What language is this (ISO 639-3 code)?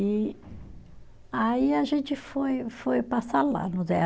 por